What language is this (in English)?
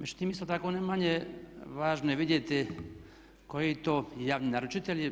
Croatian